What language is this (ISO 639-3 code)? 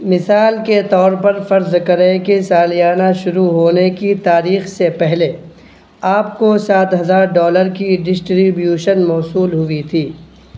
urd